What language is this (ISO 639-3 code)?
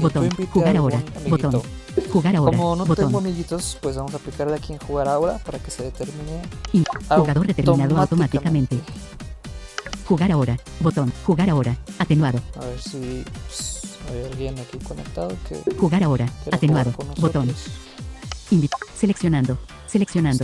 spa